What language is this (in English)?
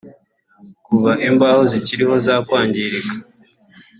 Kinyarwanda